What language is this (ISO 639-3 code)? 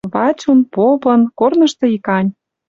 mrj